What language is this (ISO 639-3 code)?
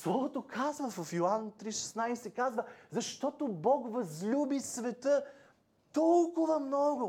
bul